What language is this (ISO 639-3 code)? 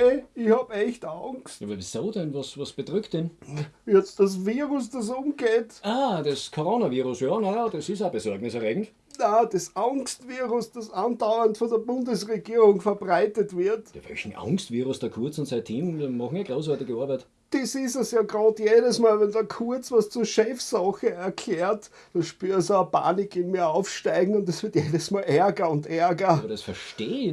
deu